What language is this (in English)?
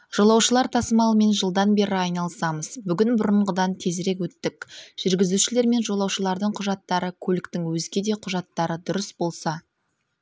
Kazakh